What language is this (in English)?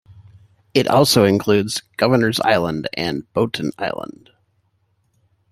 English